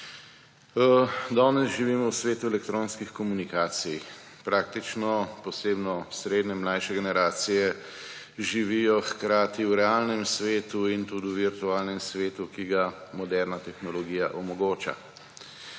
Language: Slovenian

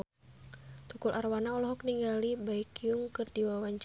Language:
Sundanese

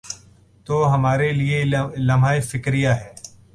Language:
Urdu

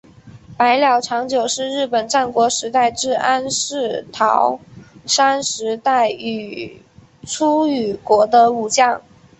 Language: Chinese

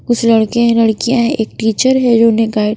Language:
Hindi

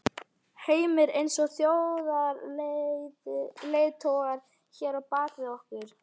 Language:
Icelandic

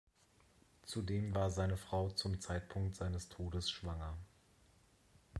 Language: German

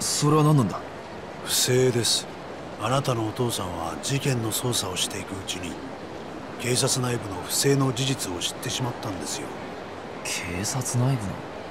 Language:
Japanese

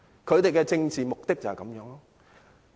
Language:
Cantonese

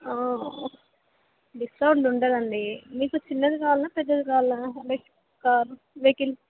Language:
Telugu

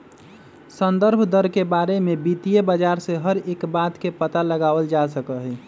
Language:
Magahi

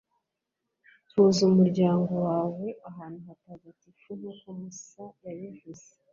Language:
Kinyarwanda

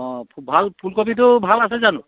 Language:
Assamese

